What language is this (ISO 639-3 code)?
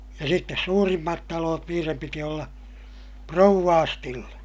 fin